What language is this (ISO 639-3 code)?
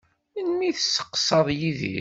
kab